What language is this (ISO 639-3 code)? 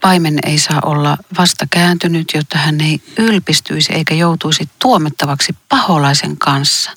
fin